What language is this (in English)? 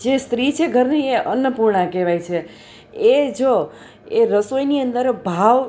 Gujarati